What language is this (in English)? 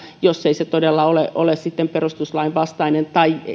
Finnish